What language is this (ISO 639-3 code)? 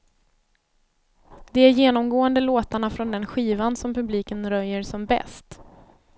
swe